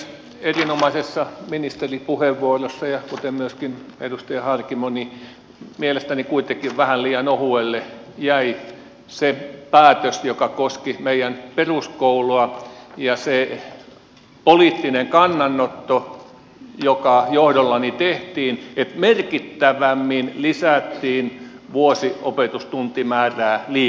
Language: Finnish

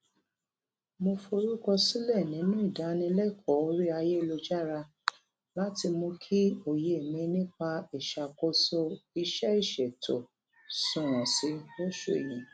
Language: Yoruba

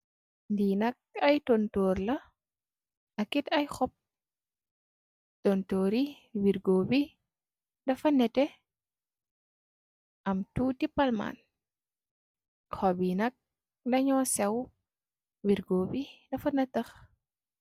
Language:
Wolof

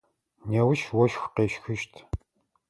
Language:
Adyghe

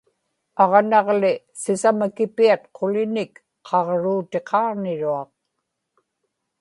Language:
Inupiaq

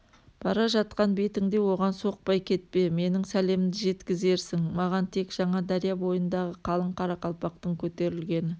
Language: Kazakh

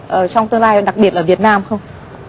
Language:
Vietnamese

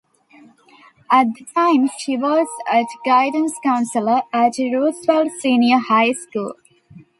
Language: English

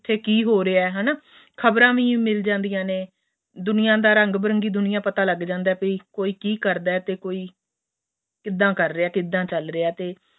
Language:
Punjabi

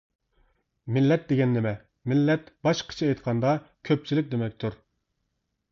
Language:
Uyghur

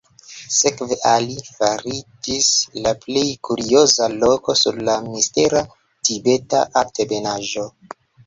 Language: Esperanto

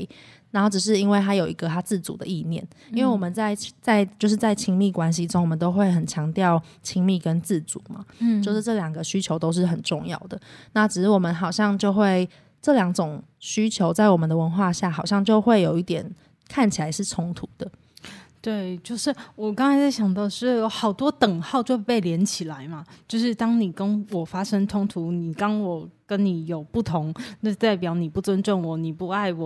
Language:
Chinese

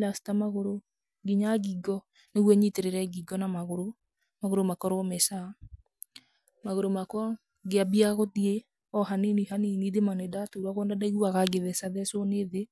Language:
Kikuyu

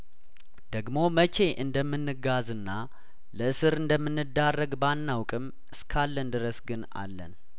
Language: Amharic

